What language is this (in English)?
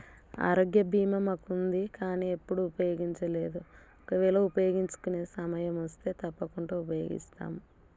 Telugu